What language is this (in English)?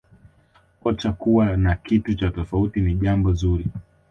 Swahili